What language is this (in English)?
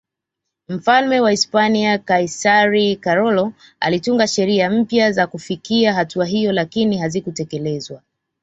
Swahili